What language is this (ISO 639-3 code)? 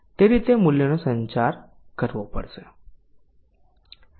guj